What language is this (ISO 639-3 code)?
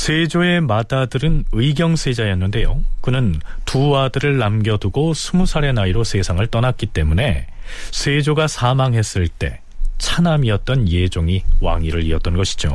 kor